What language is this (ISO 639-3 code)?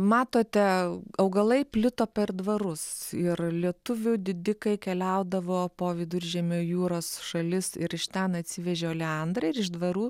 lit